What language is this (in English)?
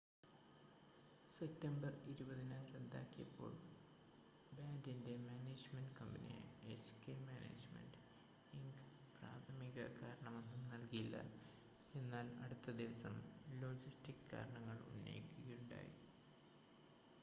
Malayalam